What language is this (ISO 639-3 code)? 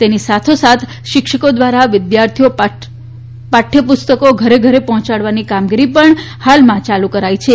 guj